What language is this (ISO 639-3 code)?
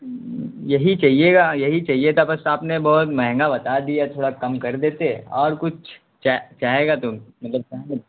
urd